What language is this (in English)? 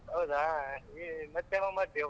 Kannada